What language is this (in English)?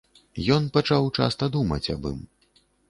Belarusian